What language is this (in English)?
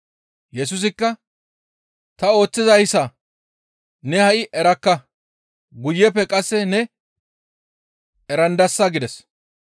Gamo